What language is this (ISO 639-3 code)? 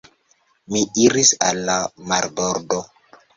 epo